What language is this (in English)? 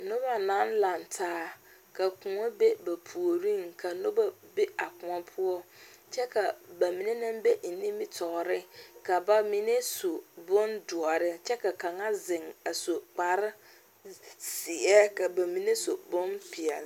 Southern Dagaare